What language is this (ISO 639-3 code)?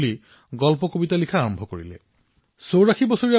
asm